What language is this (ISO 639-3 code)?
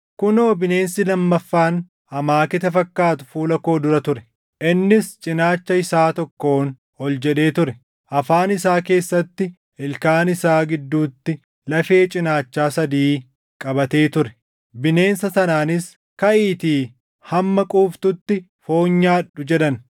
orm